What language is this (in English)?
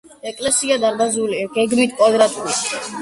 Georgian